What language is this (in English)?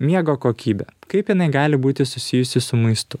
Lithuanian